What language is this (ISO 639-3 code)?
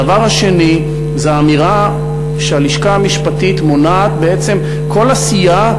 heb